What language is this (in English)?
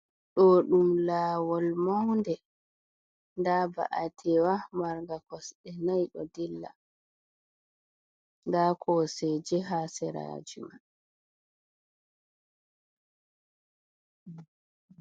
Fula